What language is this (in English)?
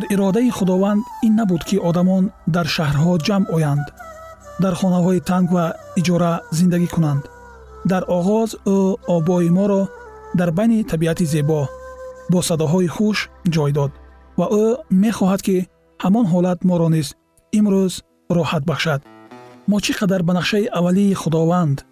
Persian